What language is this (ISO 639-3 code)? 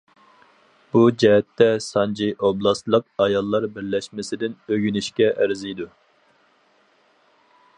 uig